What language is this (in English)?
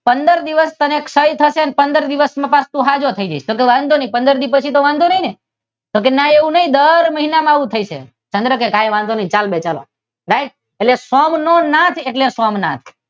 Gujarati